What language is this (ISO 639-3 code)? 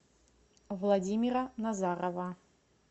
rus